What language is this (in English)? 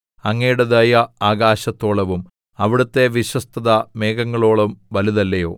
Malayalam